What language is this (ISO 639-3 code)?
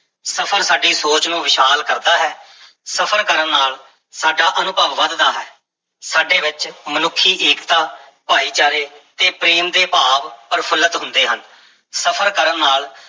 pan